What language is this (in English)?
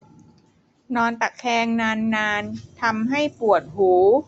Thai